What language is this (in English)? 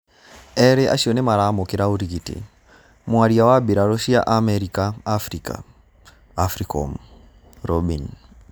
Kikuyu